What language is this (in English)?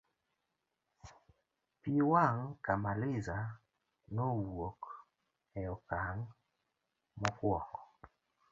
Luo (Kenya and Tanzania)